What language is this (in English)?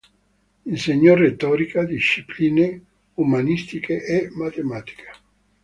Italian